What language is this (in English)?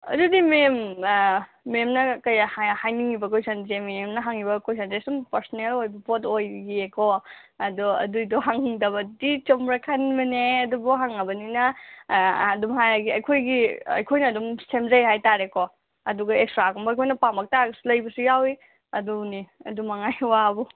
Manipuri